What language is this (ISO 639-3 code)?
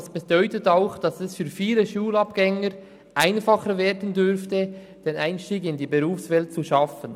gsw